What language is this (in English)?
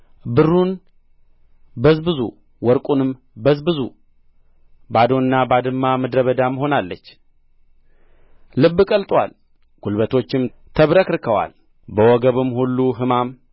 Amharic